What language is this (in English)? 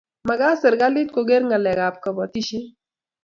Kalenjin